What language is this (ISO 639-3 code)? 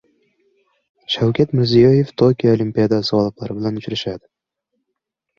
uzb